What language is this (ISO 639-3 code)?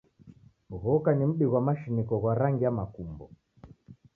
dav